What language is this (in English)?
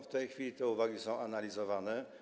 Polish